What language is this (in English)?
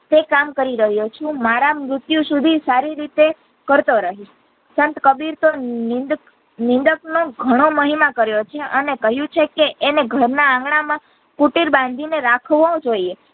Gujarati